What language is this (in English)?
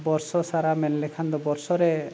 Santali